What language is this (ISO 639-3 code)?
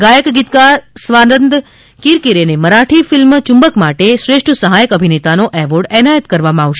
guj